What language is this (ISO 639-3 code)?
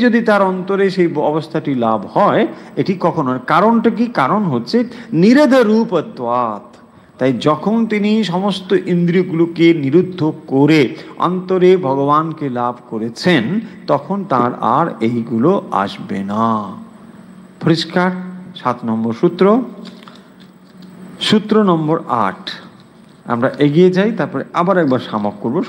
ben